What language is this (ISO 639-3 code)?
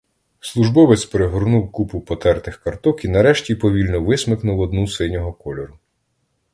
ukr